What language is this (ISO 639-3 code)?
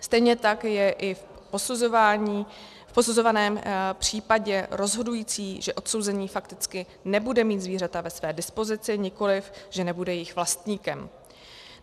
ces